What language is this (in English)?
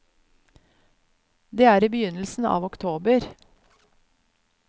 Norwegian